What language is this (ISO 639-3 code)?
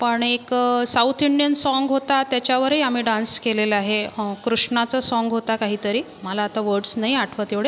mar